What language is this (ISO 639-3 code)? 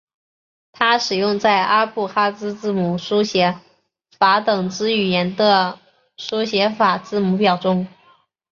zho